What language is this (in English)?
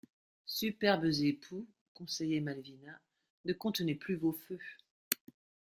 French